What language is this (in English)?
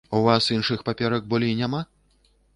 Belarusian